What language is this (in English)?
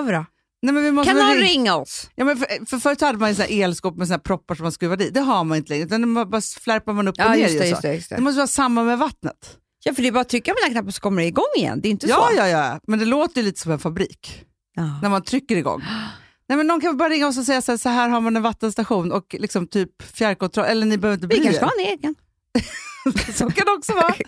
Swedish